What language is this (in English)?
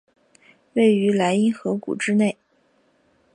Chinese